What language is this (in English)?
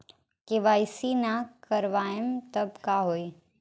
Bhojpuri